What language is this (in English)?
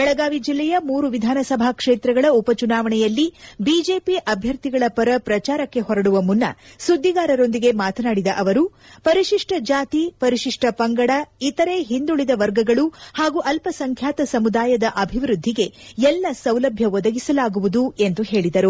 Kannada